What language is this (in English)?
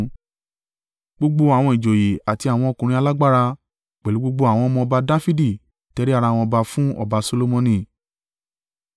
Yoruba